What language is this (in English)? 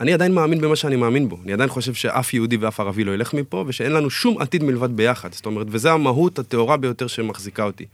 Hebrew